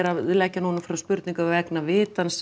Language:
Icelandic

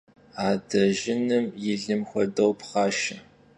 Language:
Kabardian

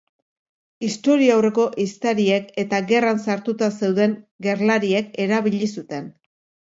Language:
Basque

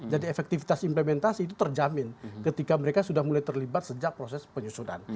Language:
Indonesian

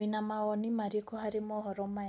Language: Kikuyu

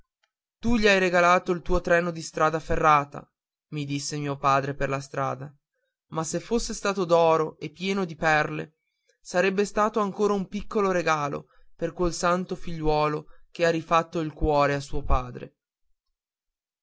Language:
Italian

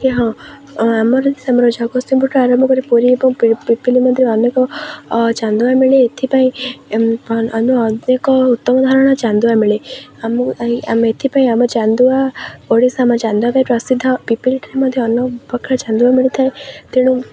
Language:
Odia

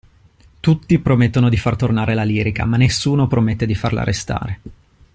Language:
Italian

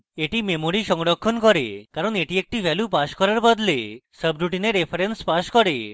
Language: Bangla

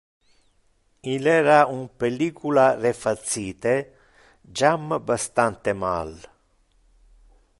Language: Interlingua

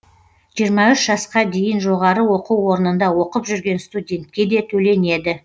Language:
Kazakh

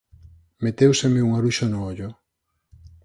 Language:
Galician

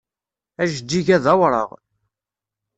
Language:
Kabyle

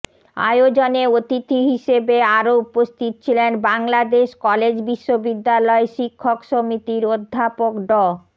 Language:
Bangla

